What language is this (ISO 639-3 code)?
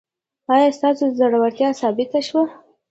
pus